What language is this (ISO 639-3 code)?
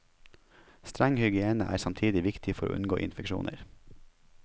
nor